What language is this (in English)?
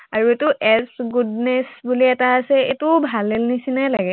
Assamese